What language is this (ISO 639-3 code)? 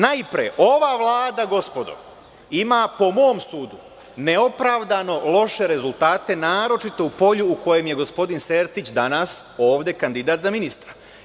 srp